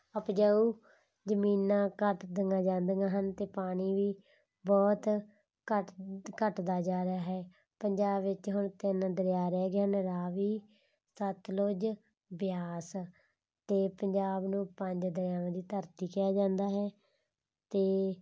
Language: Punjabi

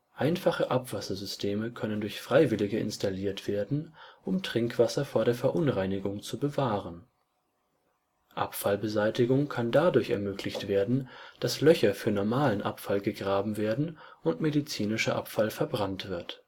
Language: German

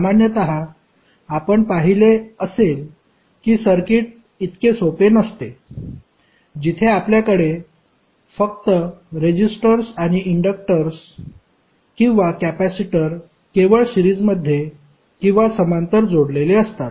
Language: Marathi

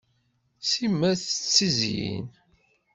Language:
Kabyle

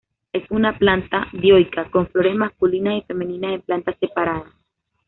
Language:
Spanish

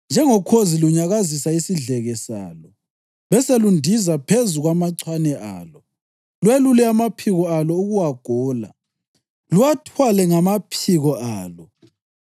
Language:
North Ndebele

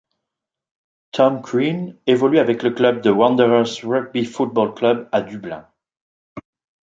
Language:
French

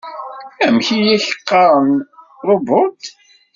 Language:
Kabyle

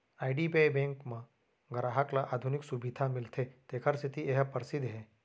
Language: Chhattisgarhi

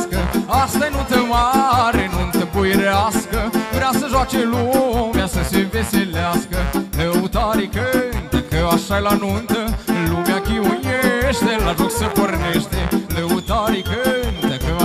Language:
Romanian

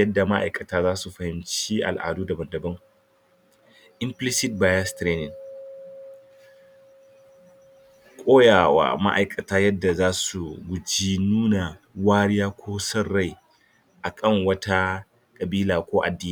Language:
Hausa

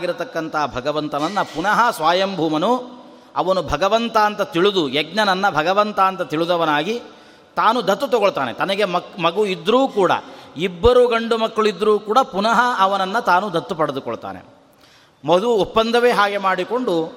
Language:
Kannada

